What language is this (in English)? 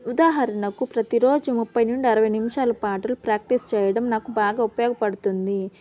Telugu